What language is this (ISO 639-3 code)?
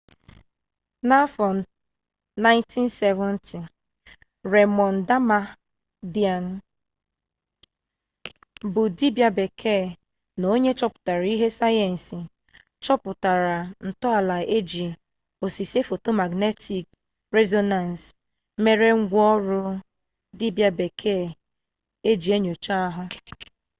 ibo